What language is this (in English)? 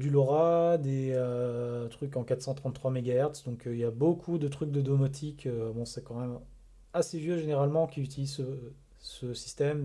French